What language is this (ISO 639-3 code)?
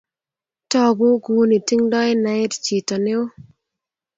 kln